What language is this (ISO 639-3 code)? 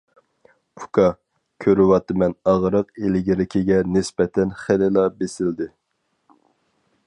uig